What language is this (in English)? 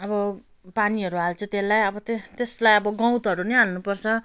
Nepali